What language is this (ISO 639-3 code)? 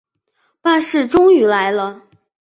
zho